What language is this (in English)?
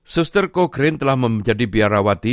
Indonesian